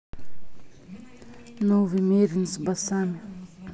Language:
Russian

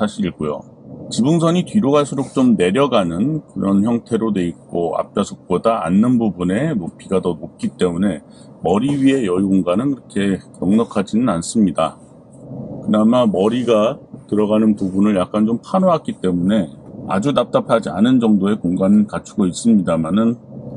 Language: Korean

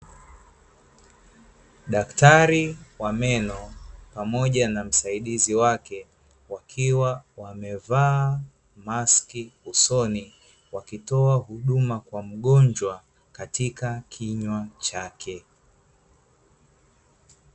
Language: Swahili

